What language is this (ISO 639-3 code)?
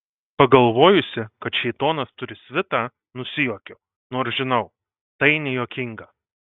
lit